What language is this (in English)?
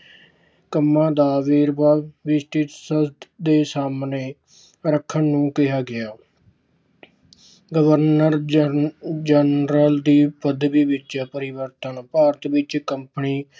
Punjabi